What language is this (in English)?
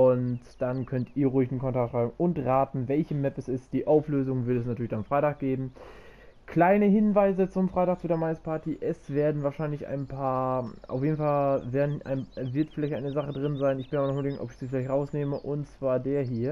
German